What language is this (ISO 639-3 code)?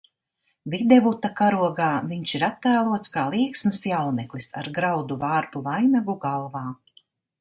lav